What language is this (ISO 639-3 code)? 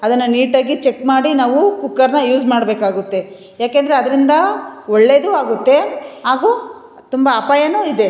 kan